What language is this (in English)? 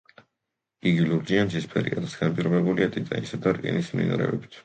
Georgian